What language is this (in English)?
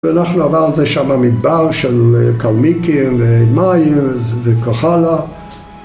Hebrew